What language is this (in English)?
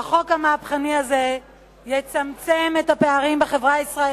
Hebrew